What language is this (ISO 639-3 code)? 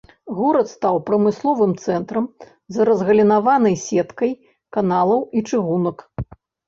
bel